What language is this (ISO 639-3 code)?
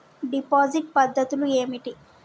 tel